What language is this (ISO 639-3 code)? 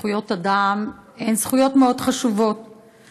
heb